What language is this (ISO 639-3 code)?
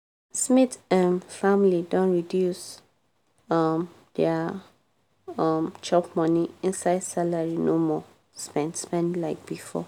pcm